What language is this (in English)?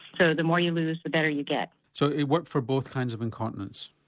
English